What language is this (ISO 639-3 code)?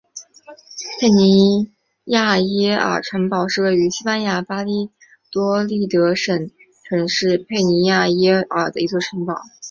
zho